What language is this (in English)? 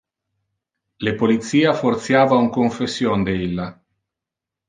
Interlingua